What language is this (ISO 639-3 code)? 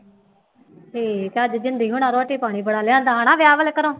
pan